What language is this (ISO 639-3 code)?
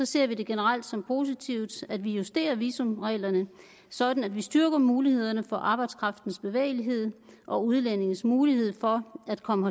dan